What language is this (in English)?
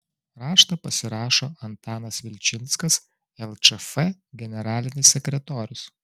Lithuanian